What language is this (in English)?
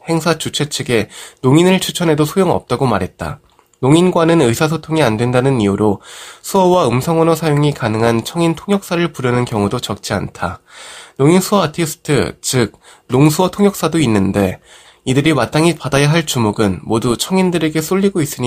Korean